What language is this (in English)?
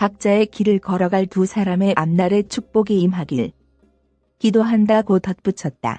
Korean